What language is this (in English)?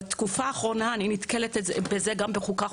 Hebrew